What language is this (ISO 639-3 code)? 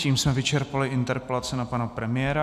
ces